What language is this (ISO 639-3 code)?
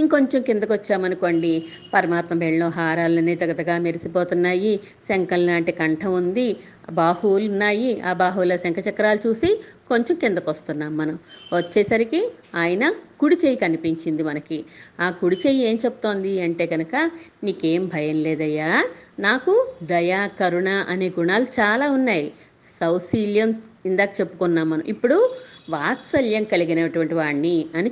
tel